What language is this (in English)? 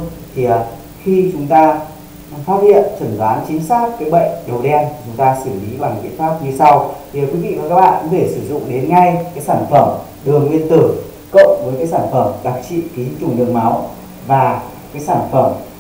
Vietnamese